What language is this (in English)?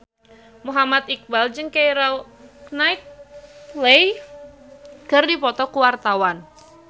Sundanese